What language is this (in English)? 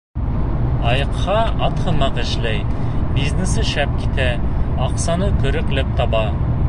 Bashkir